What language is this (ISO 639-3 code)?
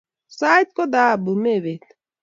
kln